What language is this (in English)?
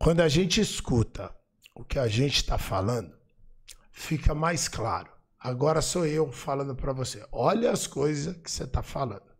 Portuguese